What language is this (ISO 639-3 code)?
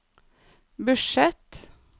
nor